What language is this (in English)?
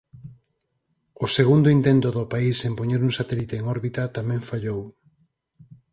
Galician